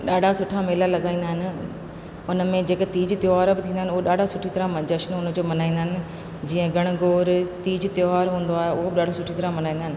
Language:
Sindhi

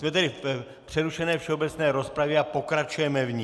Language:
Czech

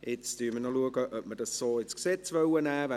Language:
Swiss German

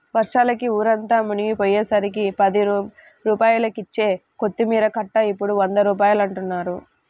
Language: Telugu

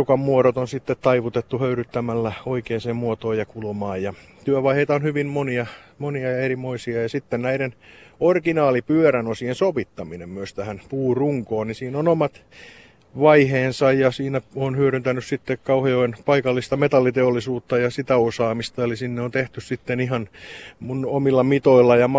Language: Finnish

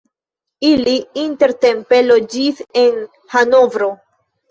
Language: Esperanto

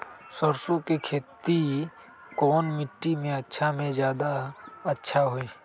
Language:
Magahi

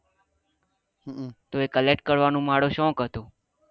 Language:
Gujarati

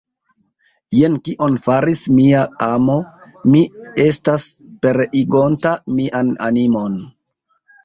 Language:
Esperanto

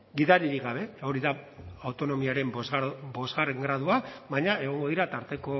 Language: Basque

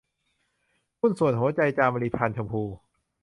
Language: Thai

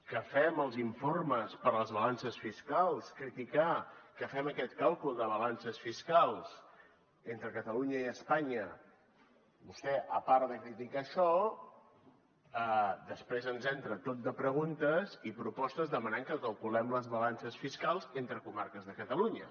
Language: Catalan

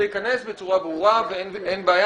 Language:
Hebrew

